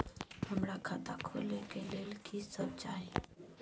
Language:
Maithili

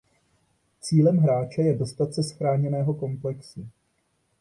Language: Czech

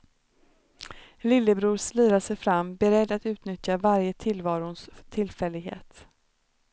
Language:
Swedish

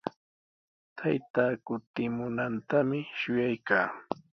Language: Sihuas Ancash Quechua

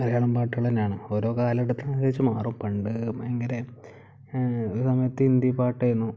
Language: Malayalam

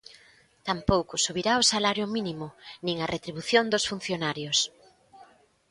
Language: Galician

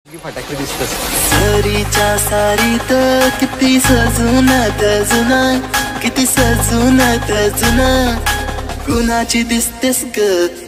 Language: Hindi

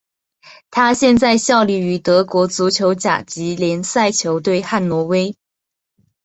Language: Chinese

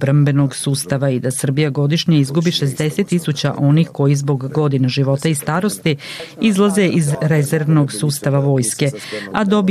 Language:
Croatian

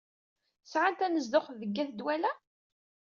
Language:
Kabyle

